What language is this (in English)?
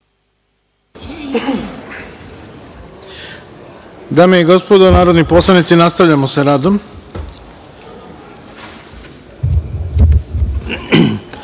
Serbian